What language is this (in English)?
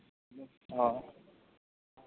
Santali